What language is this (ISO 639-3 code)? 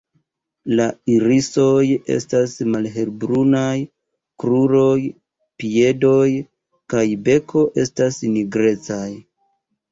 epo